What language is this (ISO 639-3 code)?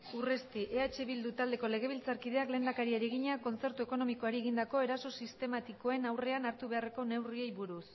eus